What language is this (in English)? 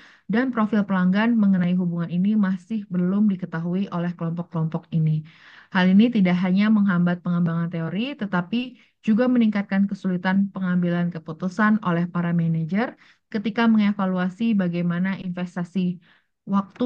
Indonesian